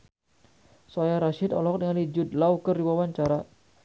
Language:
Sundanese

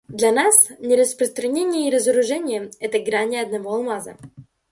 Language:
Russian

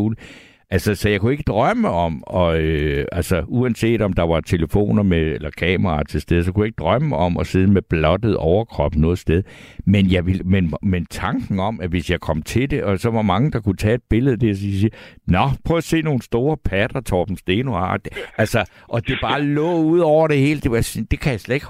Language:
Danish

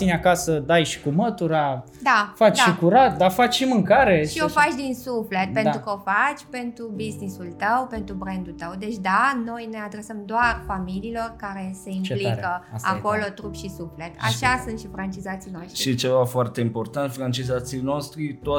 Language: Romanian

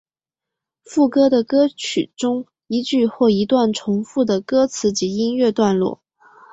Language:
Chinese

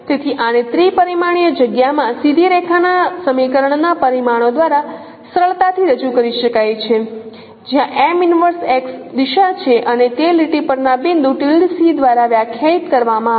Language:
Gujarati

